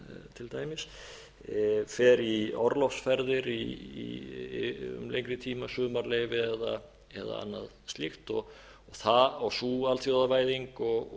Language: Icelandic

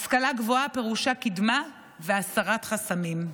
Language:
Hebrew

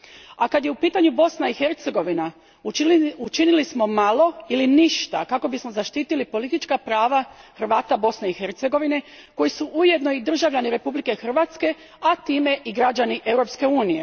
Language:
Croatian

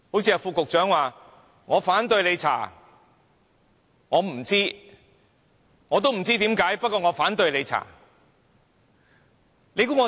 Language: Cantonese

